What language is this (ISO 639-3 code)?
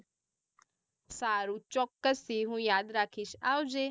guj